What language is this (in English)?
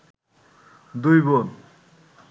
Bangla